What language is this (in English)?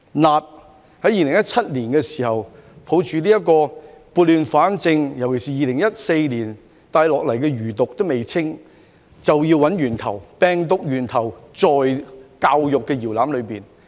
Cantonese